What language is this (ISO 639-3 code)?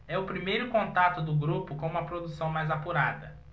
por